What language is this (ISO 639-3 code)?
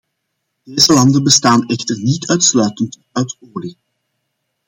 nld